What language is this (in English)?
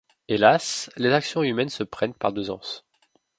French